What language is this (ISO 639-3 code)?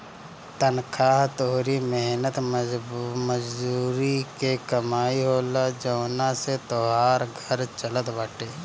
bho